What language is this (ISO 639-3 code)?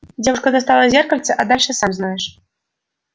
rus